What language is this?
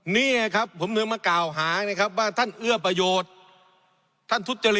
Thai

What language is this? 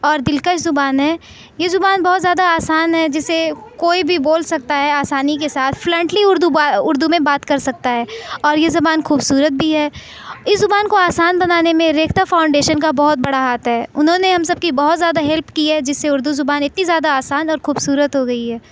Urdu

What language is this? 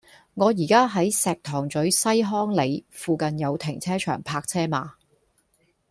Cantonese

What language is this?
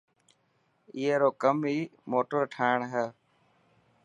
Dhatki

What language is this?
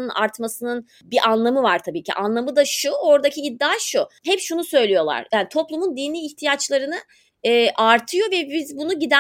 Turkish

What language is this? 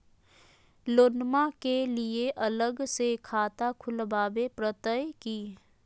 Magahi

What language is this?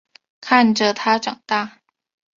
Chinese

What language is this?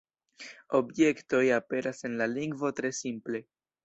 Esperanto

